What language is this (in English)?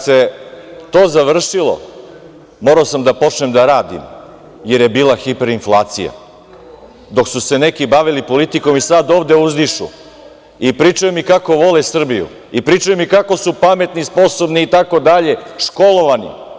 Serbian